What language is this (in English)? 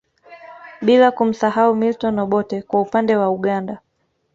Swahili